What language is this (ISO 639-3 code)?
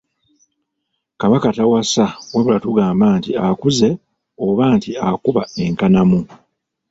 lug